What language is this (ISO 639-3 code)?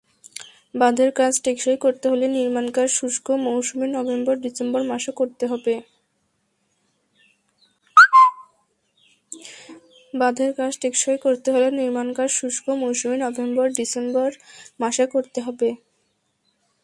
ben